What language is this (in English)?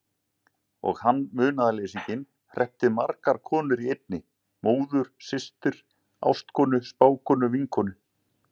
Icelandic